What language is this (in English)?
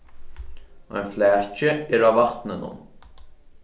Faroese